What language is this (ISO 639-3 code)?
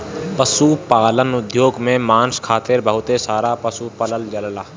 bho